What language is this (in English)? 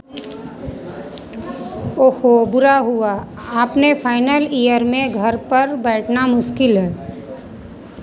Hindi